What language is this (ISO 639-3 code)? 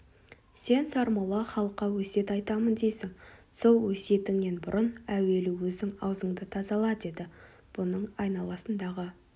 kaz